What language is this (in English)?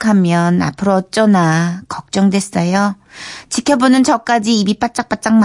Korean